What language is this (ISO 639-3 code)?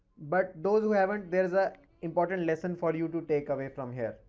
eng